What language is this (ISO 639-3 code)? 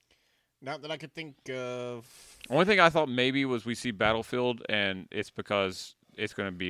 eng